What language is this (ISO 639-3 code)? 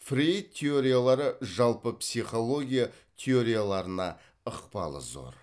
kaz